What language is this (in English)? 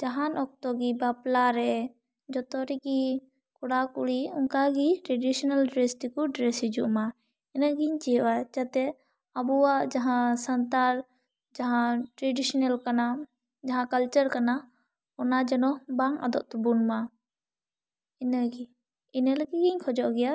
Santali